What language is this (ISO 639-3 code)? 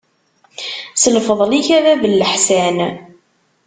kab